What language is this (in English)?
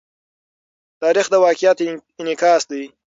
Pashto